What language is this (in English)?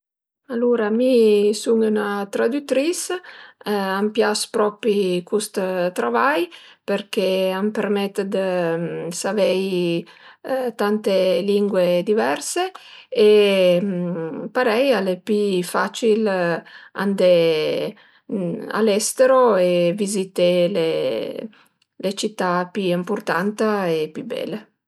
Piedmontese